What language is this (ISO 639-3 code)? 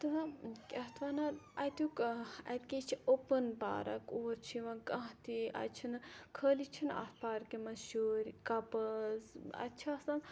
kas